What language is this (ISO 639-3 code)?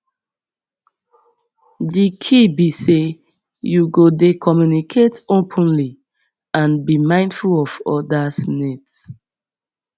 pcm